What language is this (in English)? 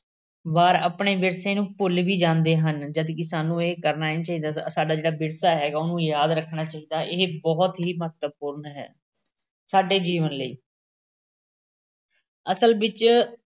Punjabi